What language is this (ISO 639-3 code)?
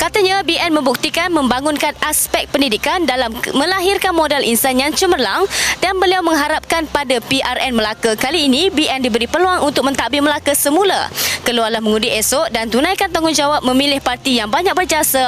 msa